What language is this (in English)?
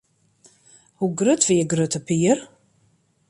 Western Frisian